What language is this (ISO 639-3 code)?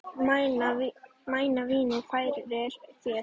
isl